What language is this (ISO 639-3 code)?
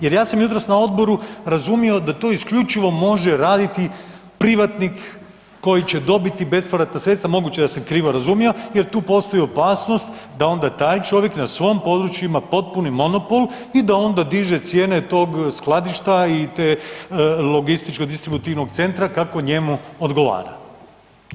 hrv